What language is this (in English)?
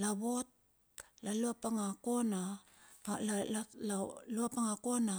Bilur